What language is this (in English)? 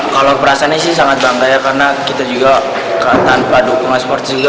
Indonesian